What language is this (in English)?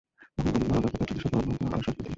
Bangla